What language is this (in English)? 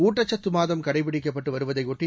Tamil